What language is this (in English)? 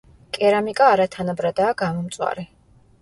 Georgian